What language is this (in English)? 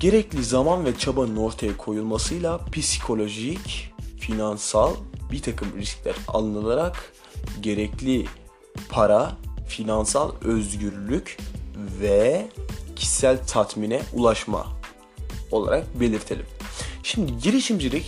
Turkish